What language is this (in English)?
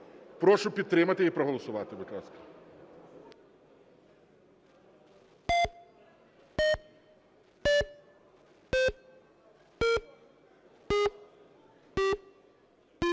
Ukrainian